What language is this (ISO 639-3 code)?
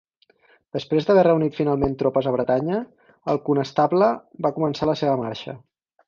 cat